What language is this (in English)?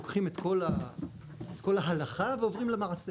Hebrew